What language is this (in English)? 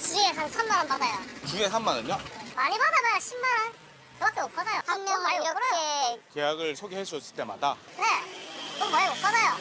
Korean